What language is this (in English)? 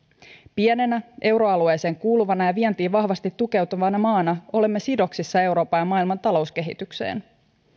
Finnish